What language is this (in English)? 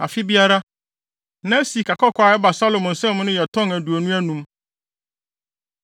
Akan